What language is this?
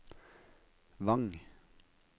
Norwegian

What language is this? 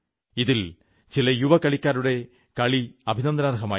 Malayalam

